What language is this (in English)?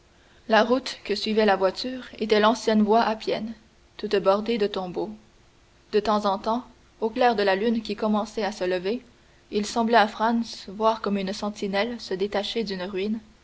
French